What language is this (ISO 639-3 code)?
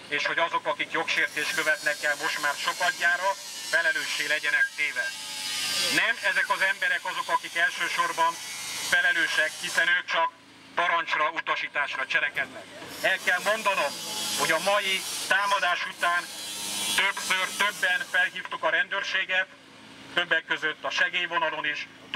hun